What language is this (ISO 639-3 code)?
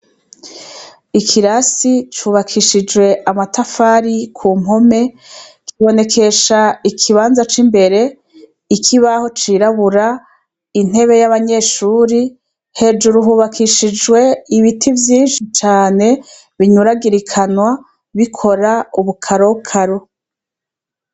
run